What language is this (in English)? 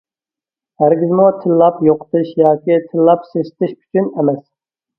Uyghur